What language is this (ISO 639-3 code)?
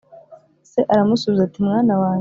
kin